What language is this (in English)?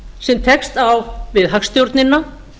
Icelandic